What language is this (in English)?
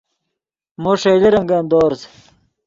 Yidgha